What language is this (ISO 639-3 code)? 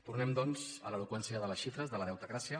cat